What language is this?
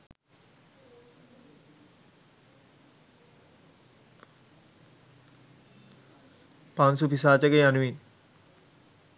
Sinhala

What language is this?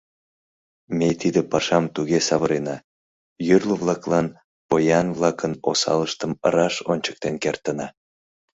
Mari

